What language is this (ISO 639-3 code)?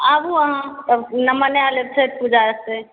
mai